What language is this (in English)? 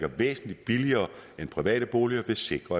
Danish